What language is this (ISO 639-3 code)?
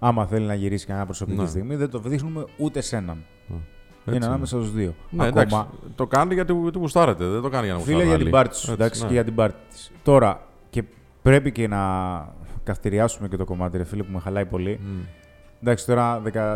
ell